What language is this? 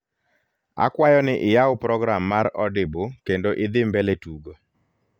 Luo (Kenya and Tanzania)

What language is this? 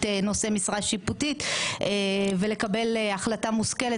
Hebrew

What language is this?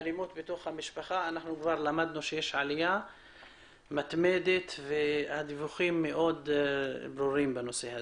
Hebrew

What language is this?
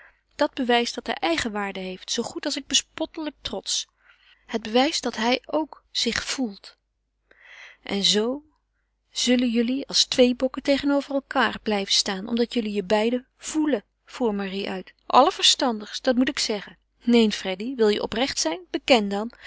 Dutch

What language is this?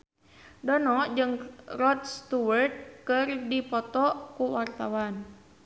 Sundanese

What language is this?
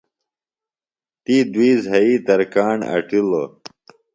Phalura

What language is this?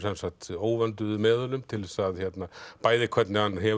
Icelandic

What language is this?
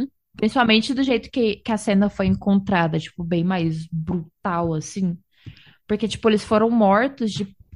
Portuguese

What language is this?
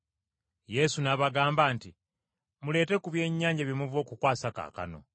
Ganda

